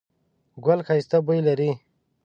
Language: Pashto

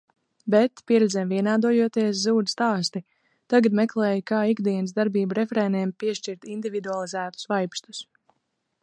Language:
Latvian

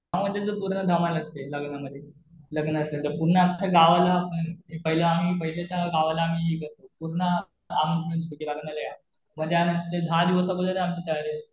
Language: Marathi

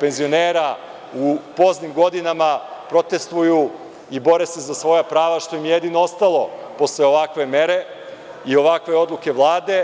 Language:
Serbian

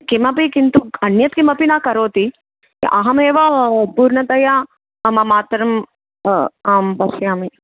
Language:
Sanskrit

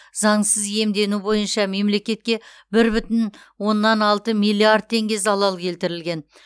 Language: Kazakh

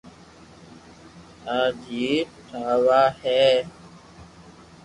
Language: Loarki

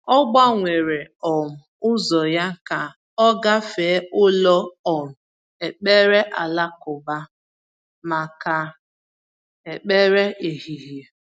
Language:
Igbo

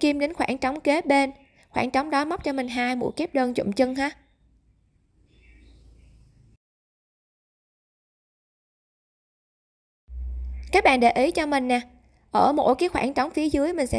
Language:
Vietnamese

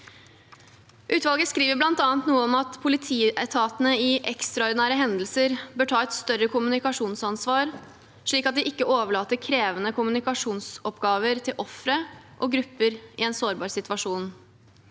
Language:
Norwegian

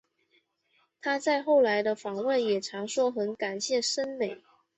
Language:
Chinese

